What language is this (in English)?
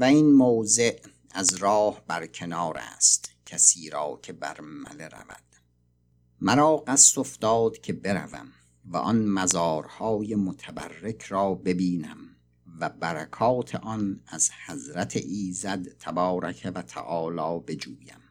Persian